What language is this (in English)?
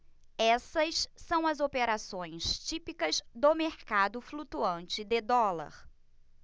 Portuguese